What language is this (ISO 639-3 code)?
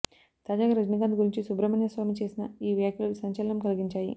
tel